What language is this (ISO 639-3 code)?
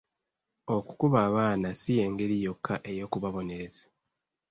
lug